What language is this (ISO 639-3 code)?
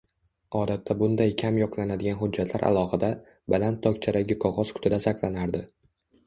uzb